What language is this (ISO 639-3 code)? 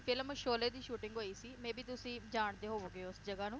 pan